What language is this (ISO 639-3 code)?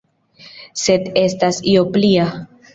epo